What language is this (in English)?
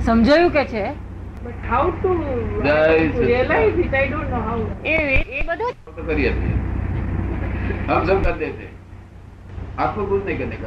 Gujarati